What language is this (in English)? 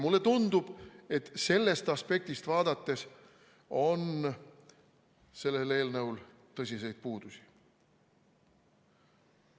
Estonian